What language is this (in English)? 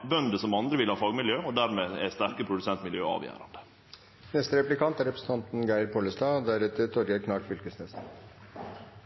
Norwegian Nynorsk